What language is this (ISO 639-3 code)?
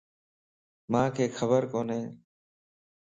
lss